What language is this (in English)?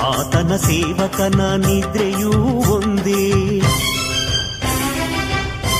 Kannada